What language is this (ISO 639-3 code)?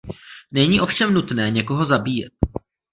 ces